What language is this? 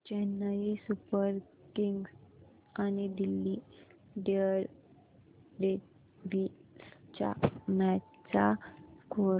Marathi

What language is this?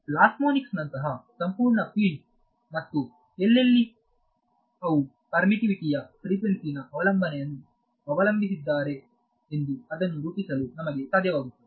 Kannada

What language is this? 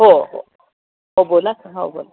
Marathi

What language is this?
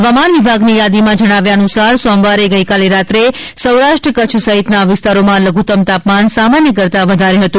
Gujarati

